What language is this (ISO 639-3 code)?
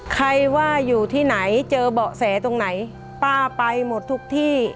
tha